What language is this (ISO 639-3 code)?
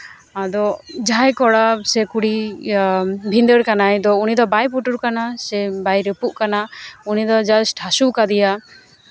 sat